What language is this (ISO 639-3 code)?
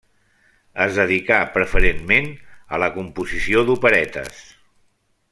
cat